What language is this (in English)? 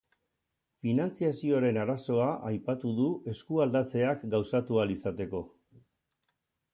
Basque